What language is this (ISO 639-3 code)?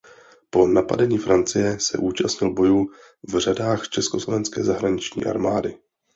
ces